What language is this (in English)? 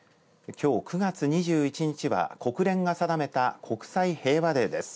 Japanese